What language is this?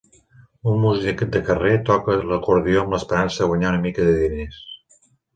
Catalan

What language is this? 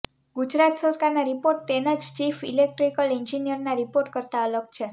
Gujarati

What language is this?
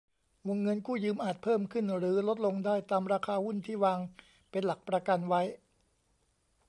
Thai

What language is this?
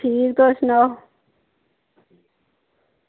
Dogri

